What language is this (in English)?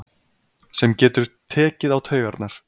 Icelandic